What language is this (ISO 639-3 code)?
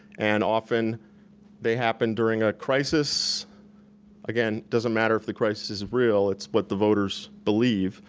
eng